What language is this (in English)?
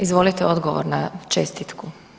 Croatian